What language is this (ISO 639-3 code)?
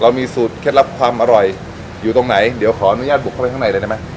tha